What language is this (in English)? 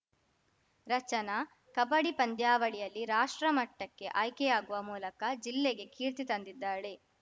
Kannada